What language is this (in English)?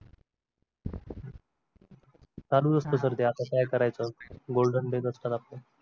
Marathi